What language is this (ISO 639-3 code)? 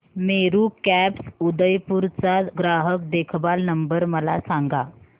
mar